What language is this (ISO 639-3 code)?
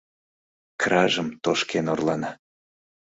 chm